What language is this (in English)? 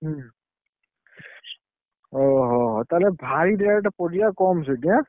Odia